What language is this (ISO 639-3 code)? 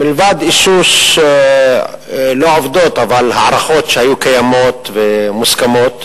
heb